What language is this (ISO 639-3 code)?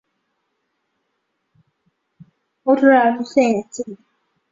zho